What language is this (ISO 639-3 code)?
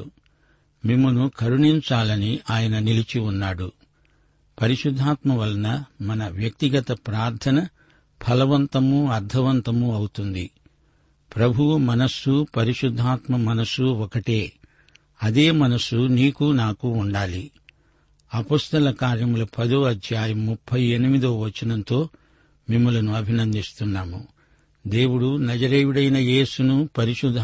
tel